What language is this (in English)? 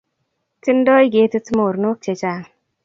Kalenjin